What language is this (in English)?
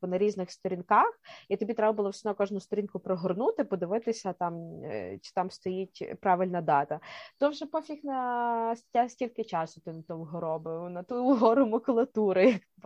Ukrainian